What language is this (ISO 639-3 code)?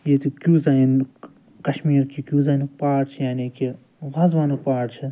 kas